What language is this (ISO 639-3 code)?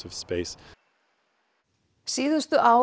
isl